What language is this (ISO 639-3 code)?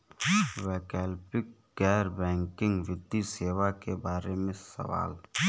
bho